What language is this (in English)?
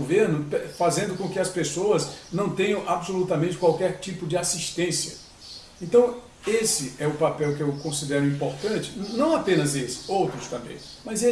Portuguese